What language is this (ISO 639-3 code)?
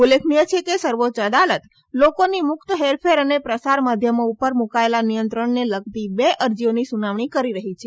guj